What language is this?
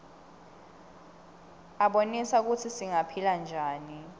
Swati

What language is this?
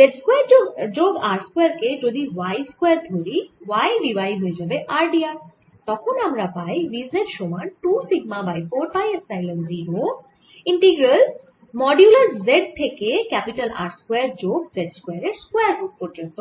Bangla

